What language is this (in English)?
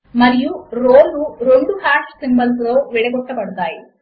Telugu